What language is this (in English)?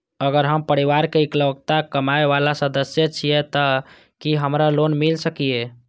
Maithili